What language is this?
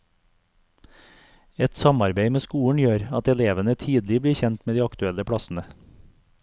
Norwegian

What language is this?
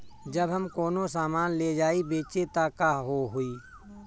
Bhojpuri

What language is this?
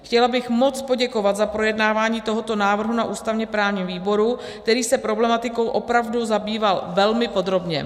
Czech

